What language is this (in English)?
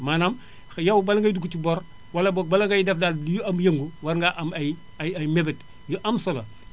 Wolof